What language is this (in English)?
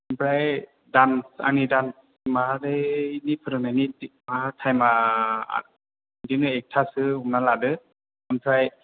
Bodo